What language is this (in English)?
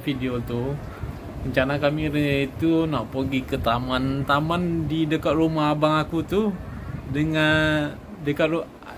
Malay